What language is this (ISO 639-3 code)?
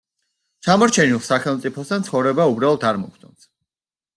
kat